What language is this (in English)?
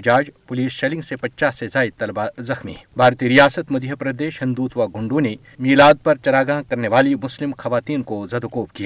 Urdu